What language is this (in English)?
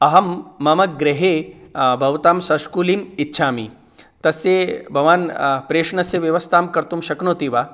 Sanskrit